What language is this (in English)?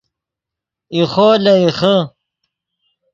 Yidgha